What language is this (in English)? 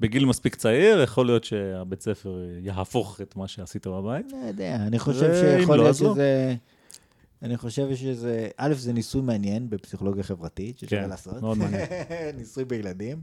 Hebrew